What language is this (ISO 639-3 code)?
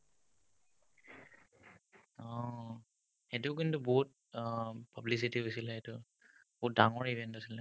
asm